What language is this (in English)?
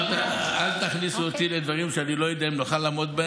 Hebrew